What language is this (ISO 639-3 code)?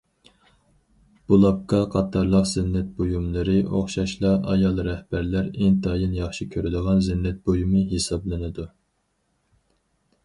uig